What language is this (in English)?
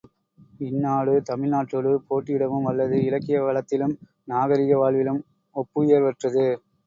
Tamil